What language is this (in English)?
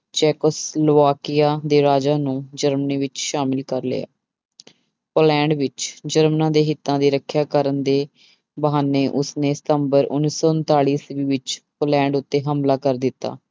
Punjabi